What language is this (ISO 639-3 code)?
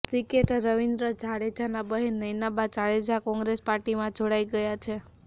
guj